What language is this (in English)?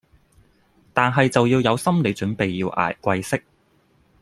Cantonese